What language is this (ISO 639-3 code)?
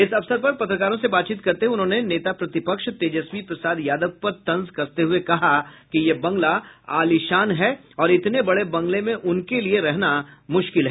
hin